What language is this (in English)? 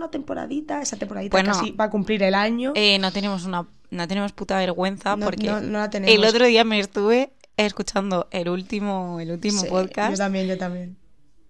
Spanish